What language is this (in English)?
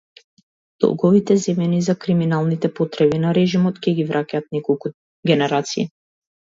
Macedonian